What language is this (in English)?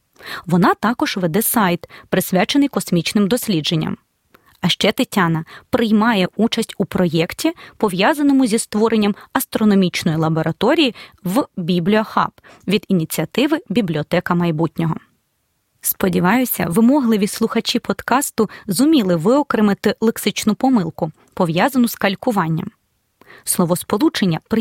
Ukrainian